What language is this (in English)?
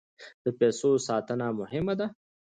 Pashto